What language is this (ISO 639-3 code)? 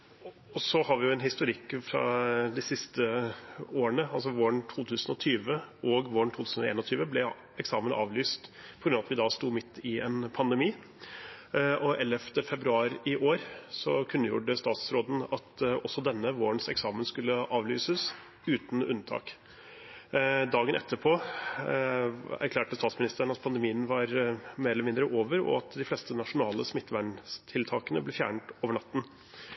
nob